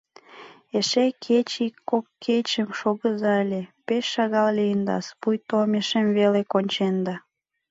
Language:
Mari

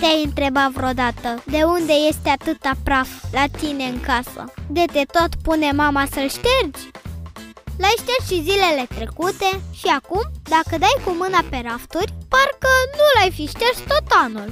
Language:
Romanian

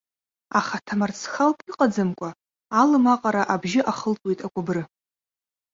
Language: Abkhazian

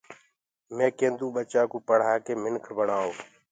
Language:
Gurgula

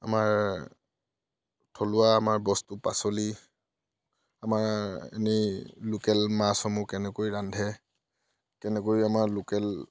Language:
Assamese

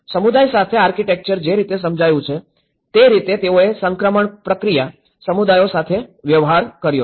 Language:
Gujarati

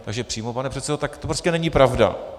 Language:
Czech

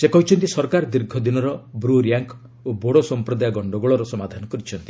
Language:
Odia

